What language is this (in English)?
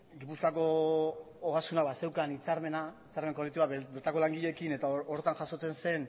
Basque